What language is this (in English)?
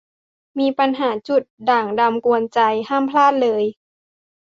Thai